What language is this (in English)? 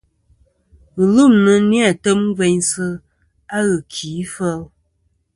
Kom